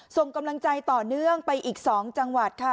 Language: Thai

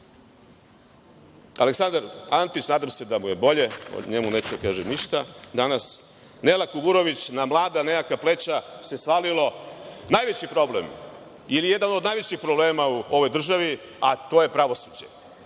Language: Serbian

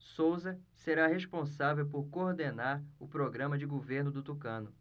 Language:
Portuguese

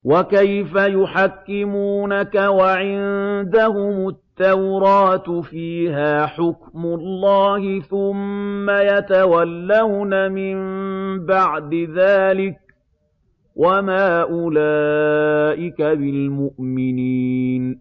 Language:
Arabic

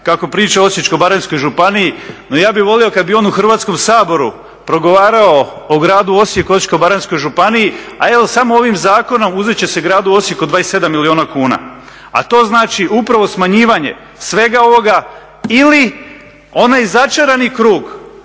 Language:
Croatian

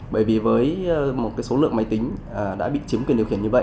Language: Vietnamese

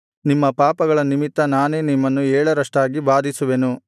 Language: Kannada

